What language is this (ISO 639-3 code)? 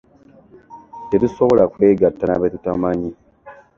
lug